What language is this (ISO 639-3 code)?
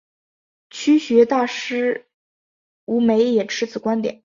zho